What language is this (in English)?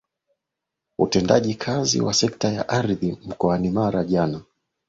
Swahili